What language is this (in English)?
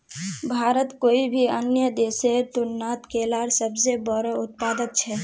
Magahi